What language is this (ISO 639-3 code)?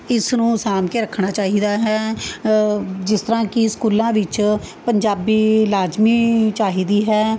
pan